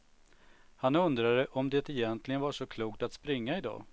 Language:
Swedish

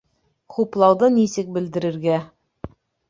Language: Bashkir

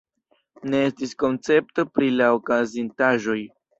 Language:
Esperanto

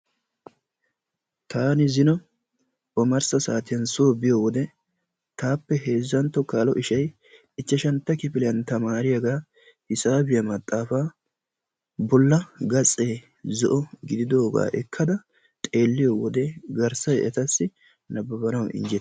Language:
Wolaytta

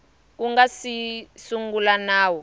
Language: Tsonga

